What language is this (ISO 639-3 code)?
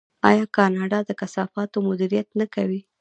pus